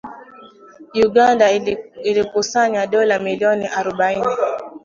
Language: Swahili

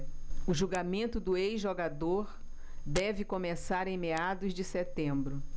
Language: Portuguese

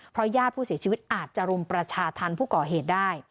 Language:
Thai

